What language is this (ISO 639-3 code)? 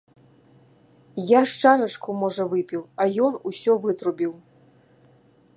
bel